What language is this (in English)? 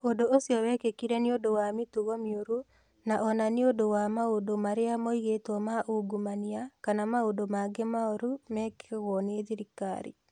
Kikuyu